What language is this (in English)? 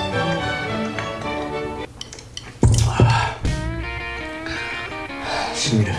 Japanese